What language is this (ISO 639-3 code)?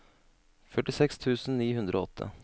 nor